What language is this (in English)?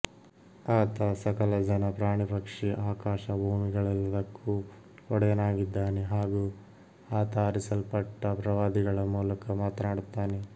Kannada